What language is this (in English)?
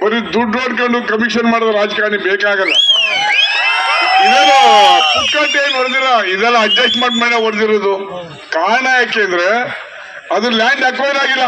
Kannada